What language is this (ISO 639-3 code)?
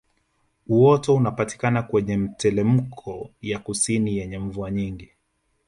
swa